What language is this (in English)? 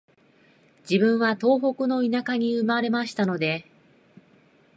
Japanese